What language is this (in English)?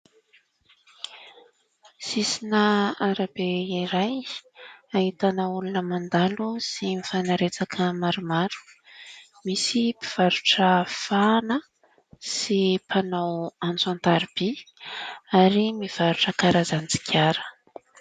Malagasy